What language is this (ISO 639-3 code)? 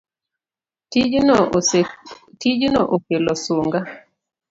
luo